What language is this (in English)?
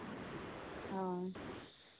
Santali